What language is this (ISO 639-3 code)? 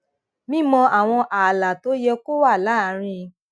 yor